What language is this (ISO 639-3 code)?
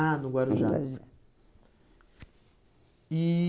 por